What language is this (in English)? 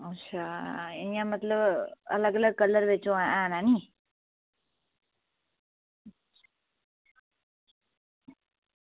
Dogri